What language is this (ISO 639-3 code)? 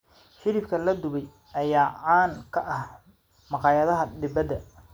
som